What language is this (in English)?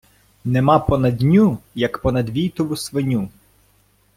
Ukrainian